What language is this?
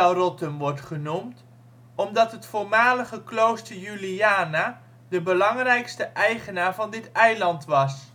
Dutch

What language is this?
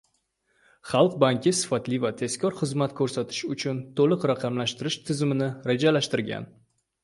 Uzbek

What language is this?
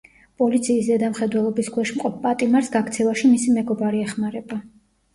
Georgian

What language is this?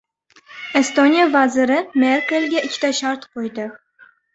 Uzbek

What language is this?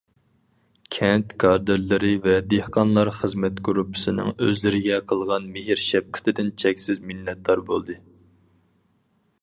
Uyghur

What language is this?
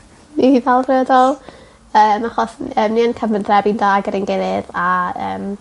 Welsh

